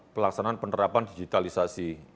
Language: Indonesian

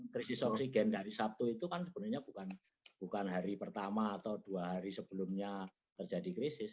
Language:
Indonesian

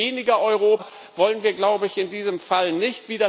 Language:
German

